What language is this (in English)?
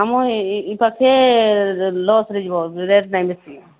Odia